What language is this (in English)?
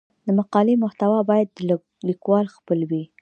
Pashto